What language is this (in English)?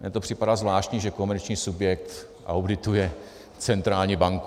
Czech